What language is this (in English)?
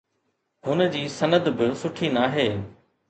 Sindhi